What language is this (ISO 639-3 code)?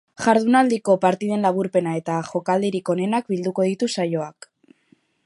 eus